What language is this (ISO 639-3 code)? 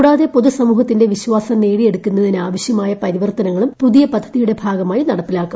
mal